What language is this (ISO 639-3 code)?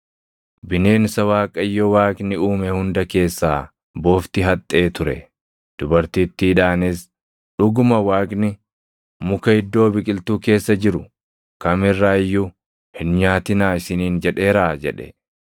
orm